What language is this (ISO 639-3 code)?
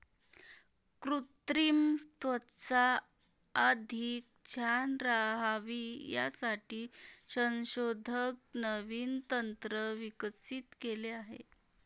mar